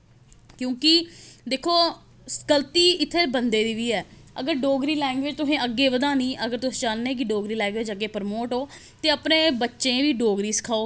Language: Dogri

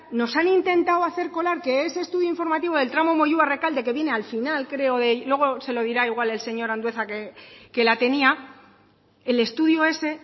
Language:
Spanish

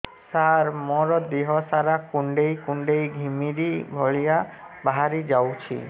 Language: Odia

